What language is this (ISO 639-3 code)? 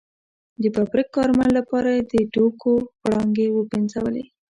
pus